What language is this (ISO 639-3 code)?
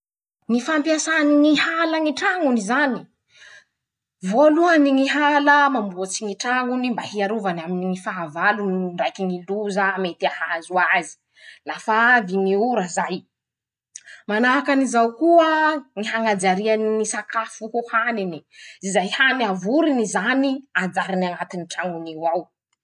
msh